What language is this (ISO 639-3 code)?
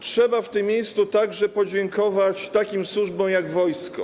pol